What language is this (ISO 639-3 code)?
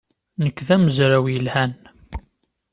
kab